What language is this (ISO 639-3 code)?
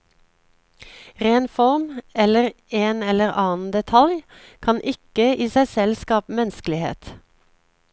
nor